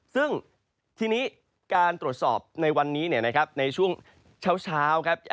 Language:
Thai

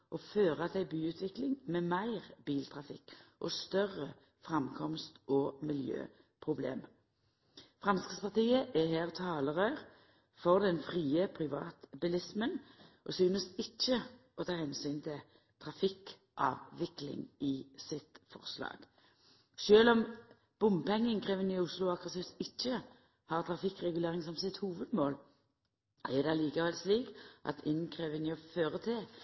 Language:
Norwegian Nynorsk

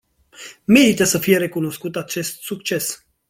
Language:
Romanian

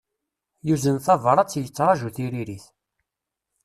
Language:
Kabyle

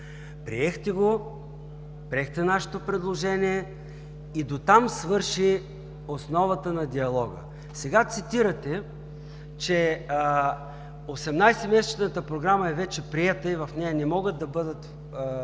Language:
Bulgarian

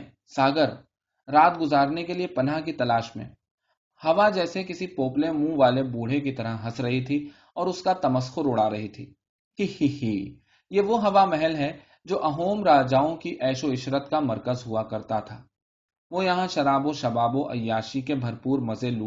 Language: Urdu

